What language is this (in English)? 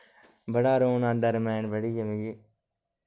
Dogri